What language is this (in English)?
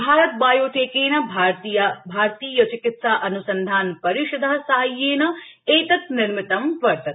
Sanskrit